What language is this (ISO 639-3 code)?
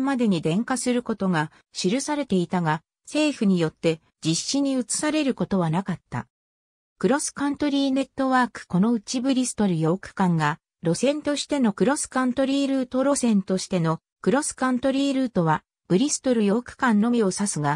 jpn